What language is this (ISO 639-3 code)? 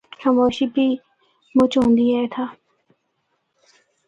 hno